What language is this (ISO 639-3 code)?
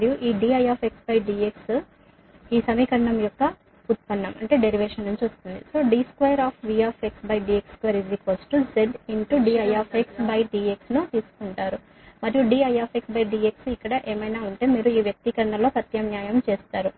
tel